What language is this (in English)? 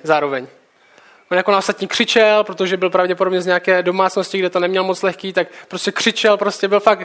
Czech